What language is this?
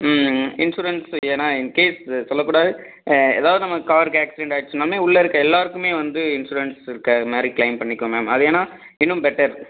Tamil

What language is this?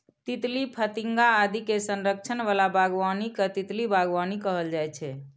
Maithili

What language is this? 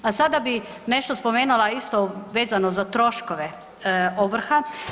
Croatian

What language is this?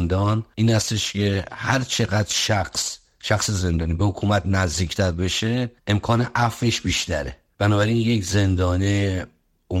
Persian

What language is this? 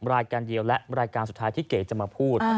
Thai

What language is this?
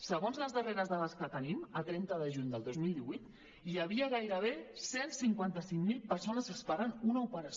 Catalan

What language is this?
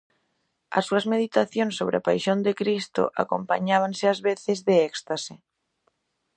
Galician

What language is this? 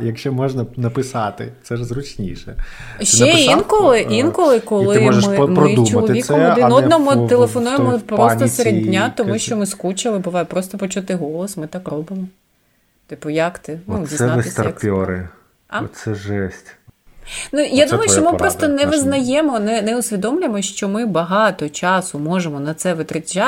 Ukrainian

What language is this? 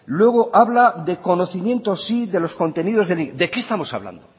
Spanish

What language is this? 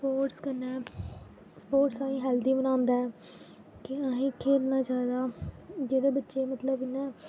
Dogri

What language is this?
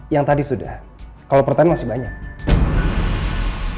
Indonesian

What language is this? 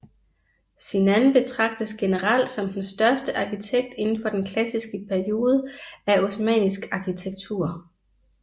Danish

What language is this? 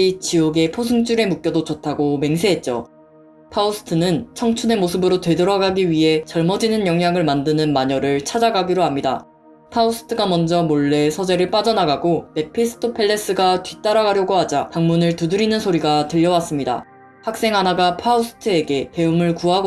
Korean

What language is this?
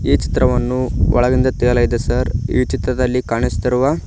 Kannada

